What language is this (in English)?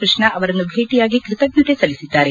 Kannada